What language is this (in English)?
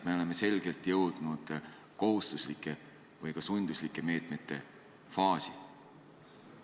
Estonian